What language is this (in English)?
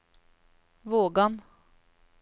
Norwegian